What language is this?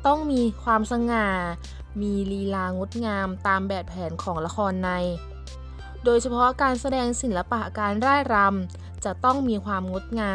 Thai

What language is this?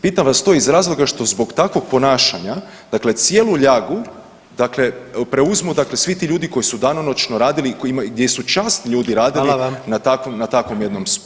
Croatian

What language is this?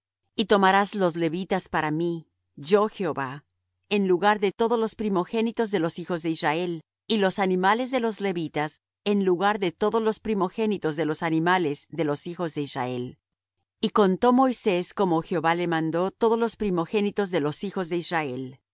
Spanish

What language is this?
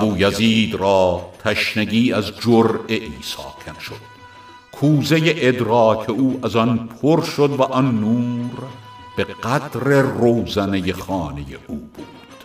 Persian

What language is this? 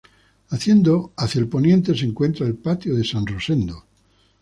Spanish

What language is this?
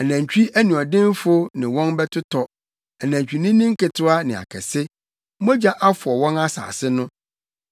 Akan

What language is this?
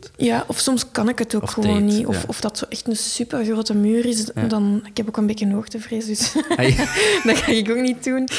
Dutch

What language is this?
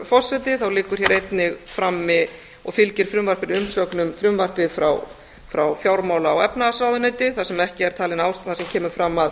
Icelandic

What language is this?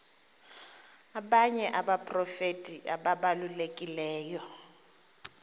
Xhosa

